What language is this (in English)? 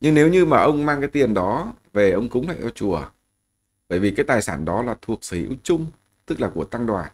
Vietnamese